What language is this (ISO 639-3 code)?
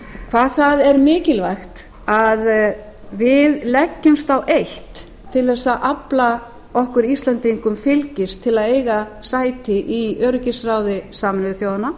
isl